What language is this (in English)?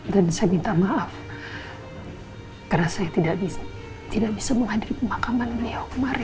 Indonesian